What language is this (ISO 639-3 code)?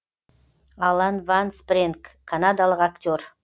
kaz